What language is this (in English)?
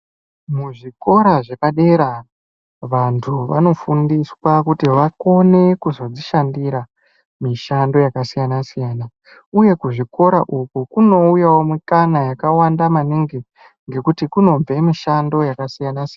Ndau